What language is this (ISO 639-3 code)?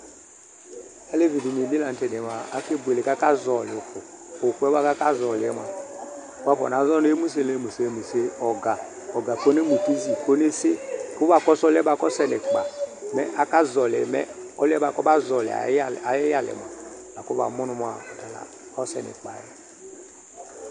kpo